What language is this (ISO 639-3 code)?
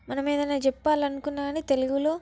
tel